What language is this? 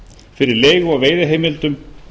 Icelandic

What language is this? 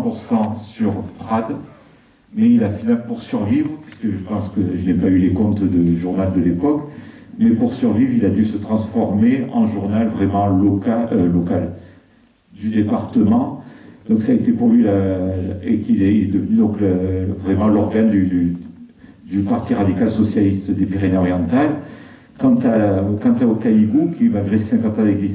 French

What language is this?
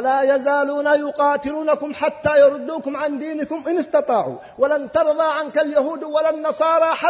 Arabic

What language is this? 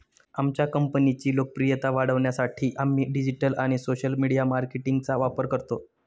Marathi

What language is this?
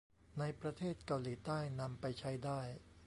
Thai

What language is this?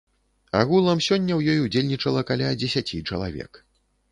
Belarusian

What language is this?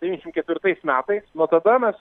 Lithuanian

